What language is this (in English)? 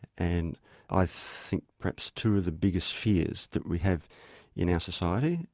English